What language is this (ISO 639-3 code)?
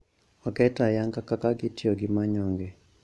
luo